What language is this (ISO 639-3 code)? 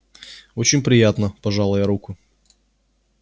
rus